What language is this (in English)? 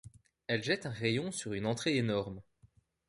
French